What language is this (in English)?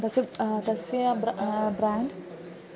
Sanskrit